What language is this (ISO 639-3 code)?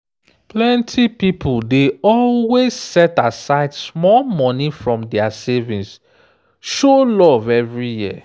pcm